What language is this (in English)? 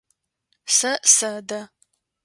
Adyghe